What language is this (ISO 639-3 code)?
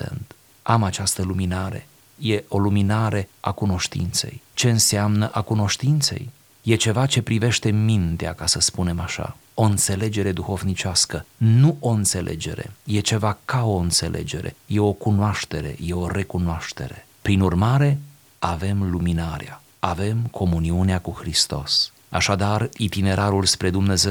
ron